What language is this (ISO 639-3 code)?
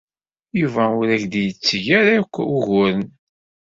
kab